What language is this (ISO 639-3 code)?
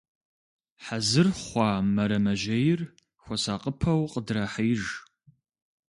kbd